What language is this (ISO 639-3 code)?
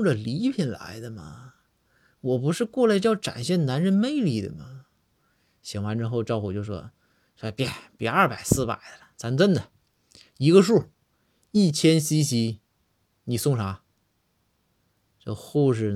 zho